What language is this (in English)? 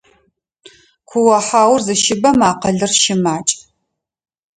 Adyghe